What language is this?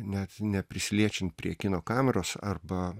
Lithuanian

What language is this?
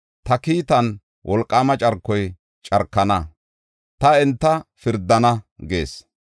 Gofa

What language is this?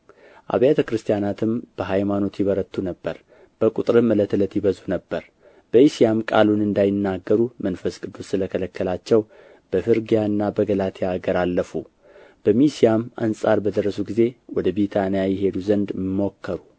Amharic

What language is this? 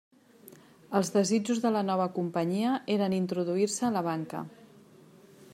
Catalan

